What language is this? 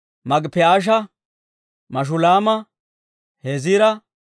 Dawro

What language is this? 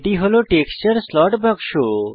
Bangla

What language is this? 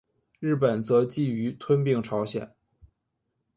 Chinese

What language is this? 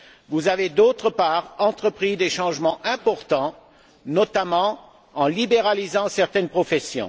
French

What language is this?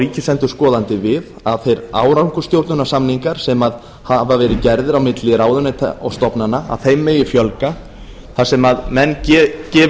Icelandic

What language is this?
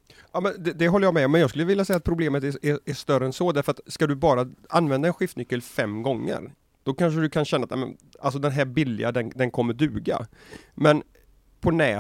Swedish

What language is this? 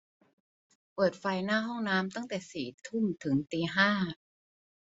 Thai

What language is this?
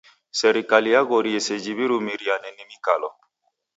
Taita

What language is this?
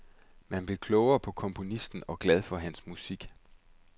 Danish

